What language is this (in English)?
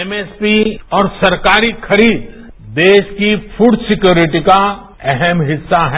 Hindi